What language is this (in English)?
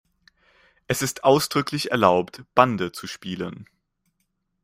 German